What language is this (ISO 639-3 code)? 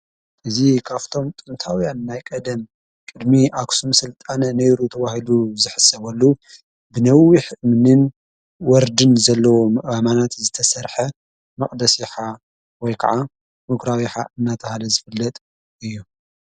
tir